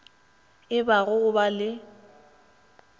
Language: Northern Sotho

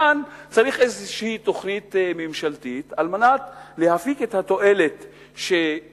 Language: Hebrew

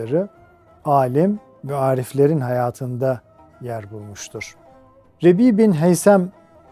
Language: Turkish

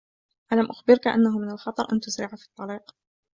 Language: Arabic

